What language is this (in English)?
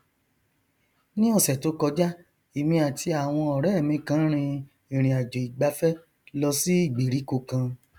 Yoruba